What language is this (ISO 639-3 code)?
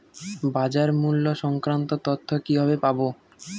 ben